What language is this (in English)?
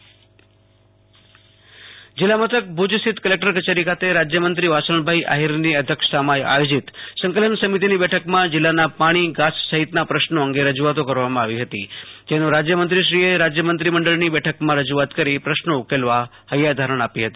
Gujarati